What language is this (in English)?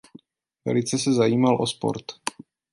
Czech